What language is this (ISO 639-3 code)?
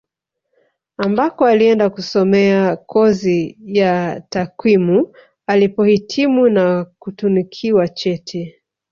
swa